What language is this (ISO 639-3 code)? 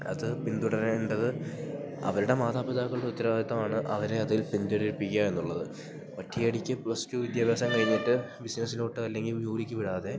mal